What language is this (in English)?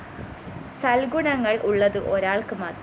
Malayalam